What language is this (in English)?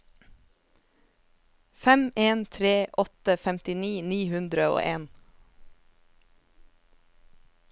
Norwegian